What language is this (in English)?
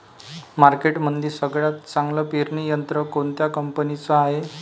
Marathi